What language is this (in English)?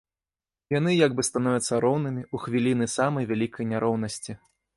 Belarusian